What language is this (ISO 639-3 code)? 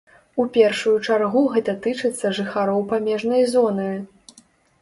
bel